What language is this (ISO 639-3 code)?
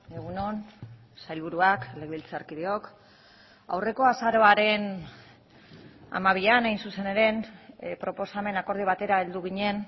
eus